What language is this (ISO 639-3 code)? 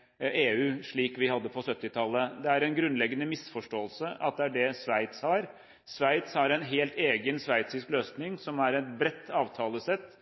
nob